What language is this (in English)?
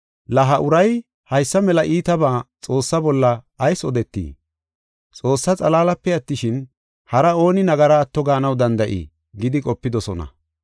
Gofa